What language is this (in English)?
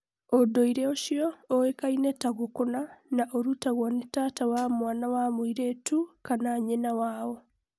Kikuyu